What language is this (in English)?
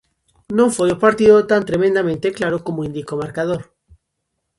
Galician